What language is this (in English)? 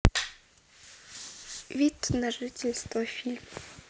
Russian